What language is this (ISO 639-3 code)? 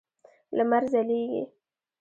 pus